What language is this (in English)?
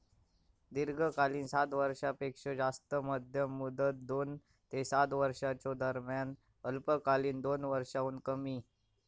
Marathi